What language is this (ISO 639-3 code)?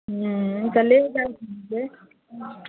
mai